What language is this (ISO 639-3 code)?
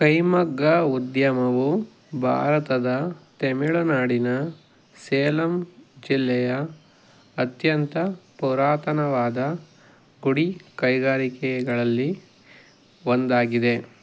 kan